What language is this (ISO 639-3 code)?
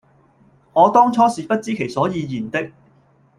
yue